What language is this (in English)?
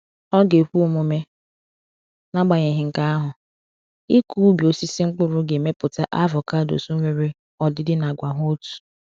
Igbo